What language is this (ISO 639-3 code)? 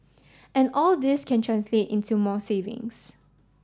eng